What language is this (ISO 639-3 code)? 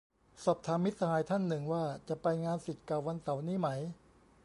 tha